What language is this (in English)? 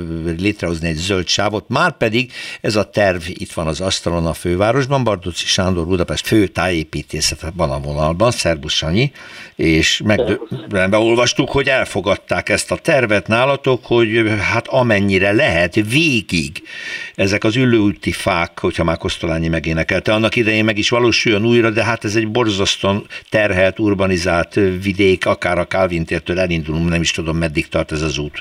Hungarian